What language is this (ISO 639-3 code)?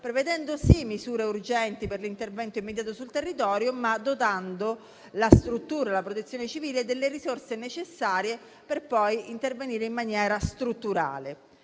ita